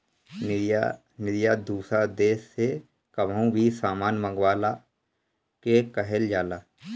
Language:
Bhojpuri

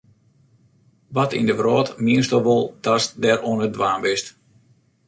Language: Western Frisian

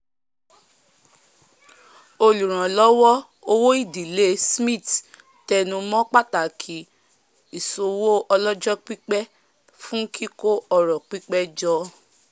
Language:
Yoruba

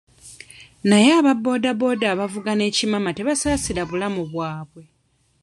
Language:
Ganda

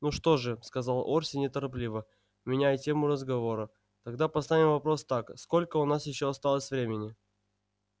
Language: Russian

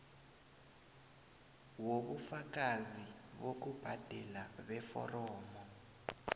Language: South Ndebele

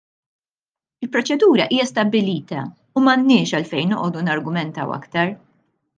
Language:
Maltese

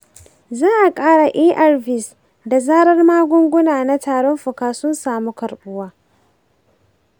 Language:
Hausa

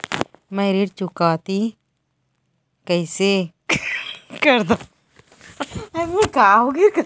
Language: Chhattisgarhi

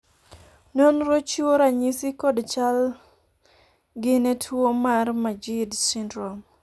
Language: Luo (Kenya and Tanzania)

